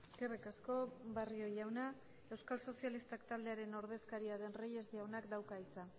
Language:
Basque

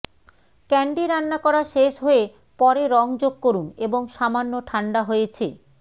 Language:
Bangla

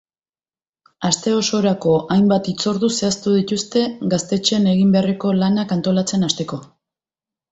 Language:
Basque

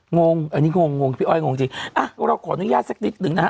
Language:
Thai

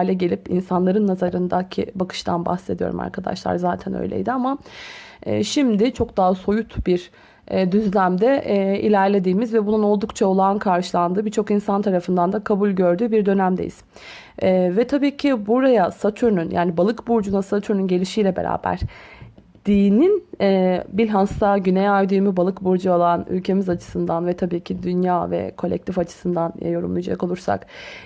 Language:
Turkish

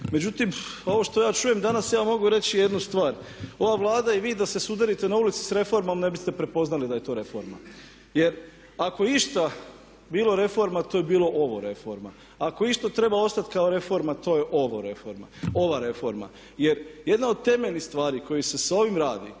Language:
Croatian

